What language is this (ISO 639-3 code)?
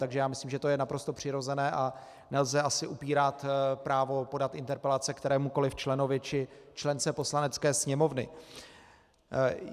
ces